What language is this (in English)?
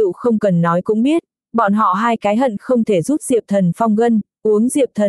Vietnamese